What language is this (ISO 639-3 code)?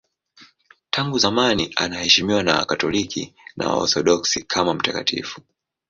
swa